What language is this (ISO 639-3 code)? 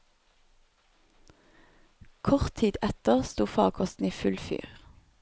nor